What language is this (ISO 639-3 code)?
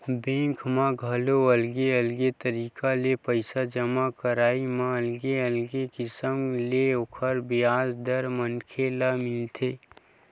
hne